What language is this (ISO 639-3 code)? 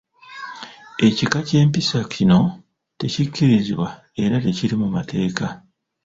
lug